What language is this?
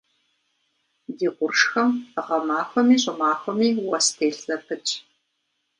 Kabardian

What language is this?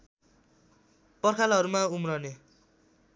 Nepali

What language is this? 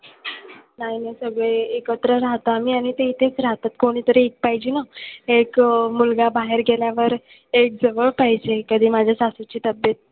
Marathi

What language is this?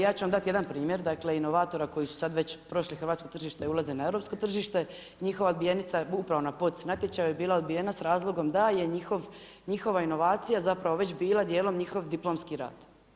Croatian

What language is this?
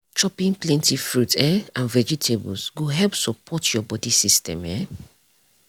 Nigerian Pidgin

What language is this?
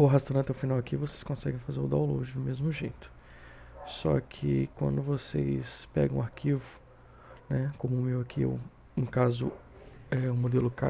Portuguese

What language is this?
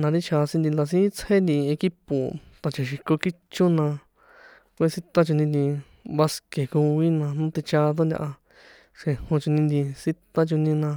San Juan Atzingo Popoloca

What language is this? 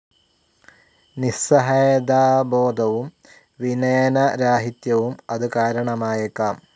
Malayalam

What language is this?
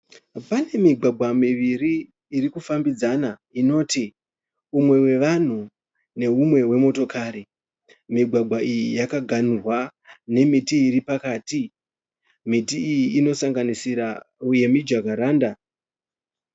Shona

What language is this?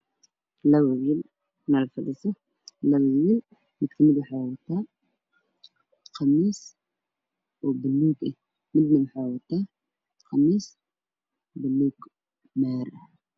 Somali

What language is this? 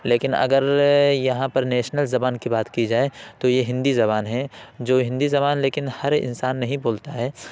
Urdu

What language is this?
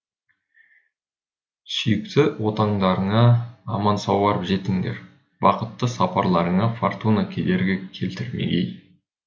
Kazakh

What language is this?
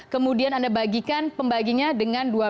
Indonesian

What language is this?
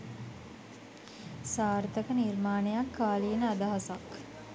Sinhala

